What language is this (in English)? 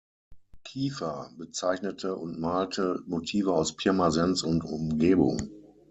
German